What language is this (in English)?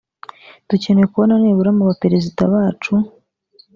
Kinyarwanda